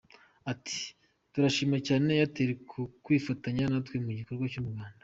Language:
Kinyarwanda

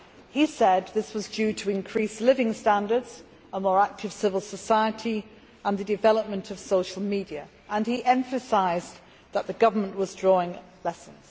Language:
English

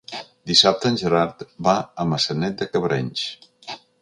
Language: Catalan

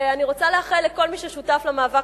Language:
Hebrew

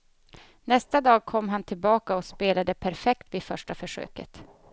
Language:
Swedish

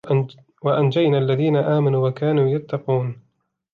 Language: Arabic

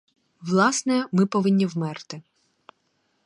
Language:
Ukrainian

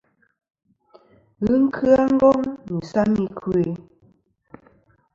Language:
Kom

